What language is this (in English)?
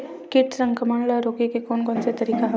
Chhattisgarhi